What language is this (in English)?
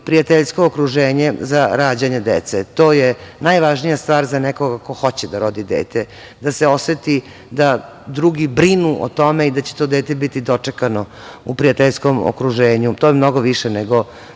Serbian